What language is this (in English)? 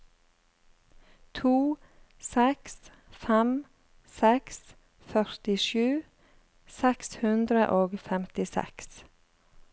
Norwegian